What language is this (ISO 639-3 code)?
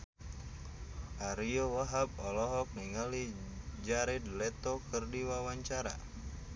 sun